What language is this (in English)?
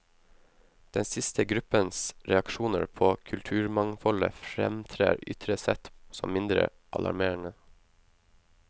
Norwegian